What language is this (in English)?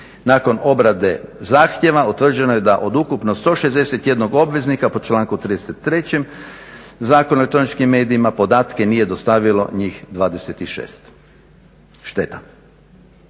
Croatian